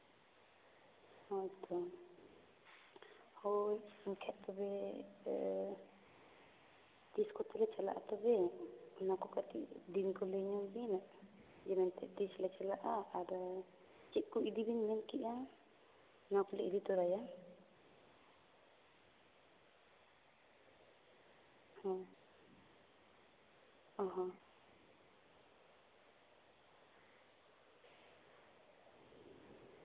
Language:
Santali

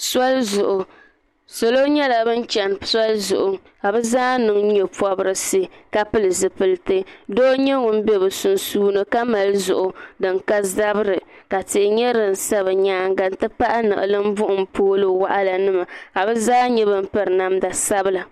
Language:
Dagbani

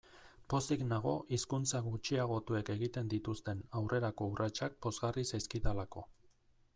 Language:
Basque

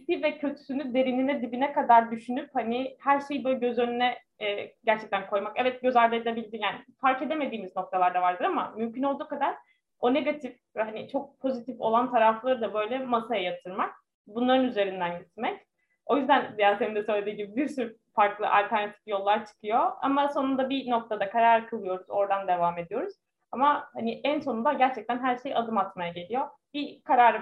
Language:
Turkish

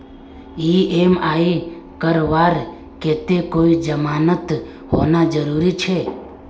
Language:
Magahi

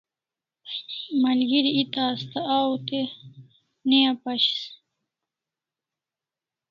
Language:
Kalasha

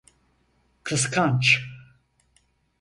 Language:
Turkish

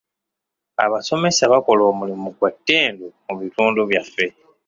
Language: Ganda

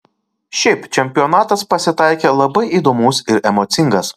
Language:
Lithuanian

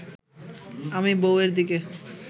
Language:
Bangla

